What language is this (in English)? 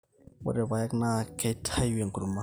Masai